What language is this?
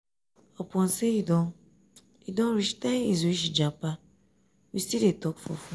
Nigerian Pidgin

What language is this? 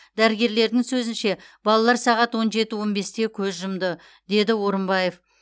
Kazakh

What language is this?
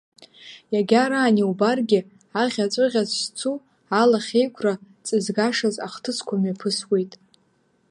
Abkhazian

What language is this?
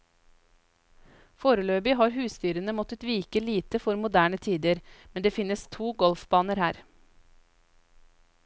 Norwegian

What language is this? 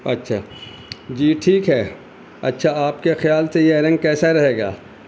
Urdu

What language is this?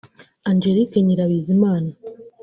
Kinyarwanda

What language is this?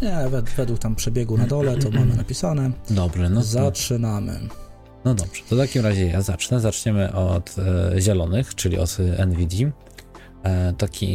Polish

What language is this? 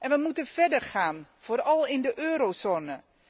Dutch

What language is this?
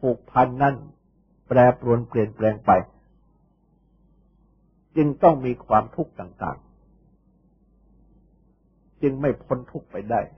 Thai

